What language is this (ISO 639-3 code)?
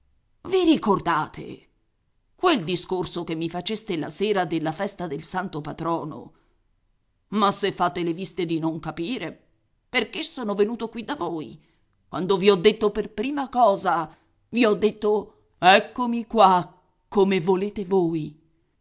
ita